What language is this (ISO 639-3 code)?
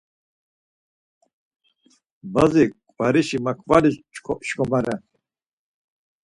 lzz